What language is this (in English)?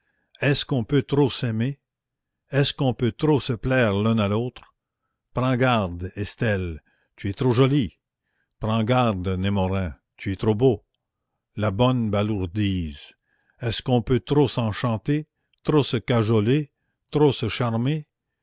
French